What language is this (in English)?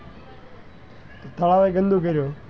Gujarati